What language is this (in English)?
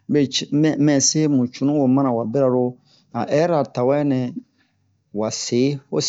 Bomu